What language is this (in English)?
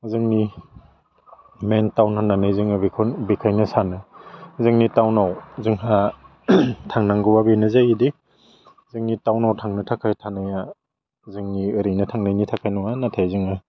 Bodo